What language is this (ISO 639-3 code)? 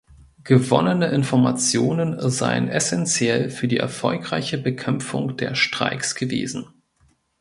deu